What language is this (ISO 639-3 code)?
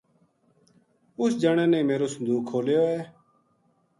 gju